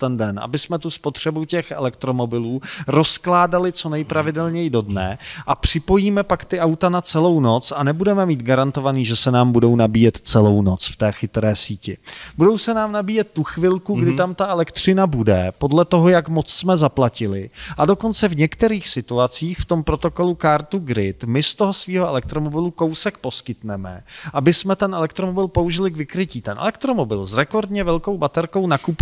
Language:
Czech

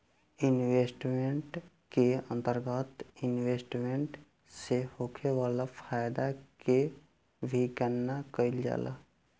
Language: Bhojpuri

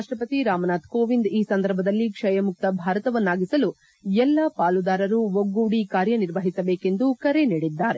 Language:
Kannada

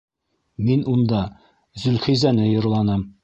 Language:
Bashkir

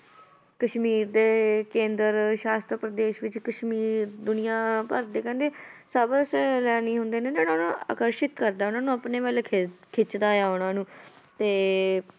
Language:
Punjabi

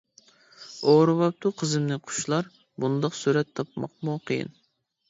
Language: Uyghur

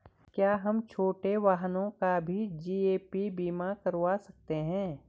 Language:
Hindi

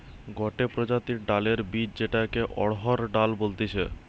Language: Bangla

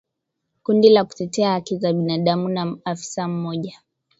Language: Swahili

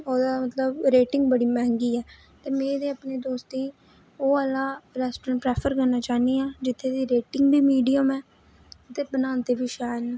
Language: Dogri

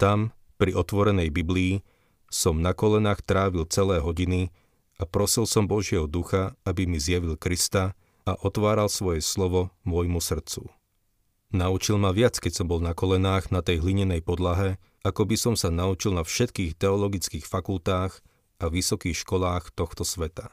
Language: Slovak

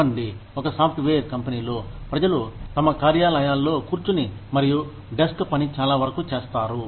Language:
Telugu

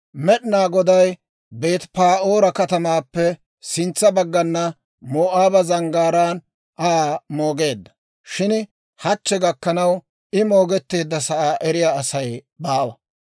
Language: Dawro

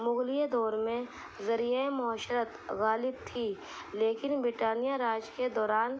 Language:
Urdu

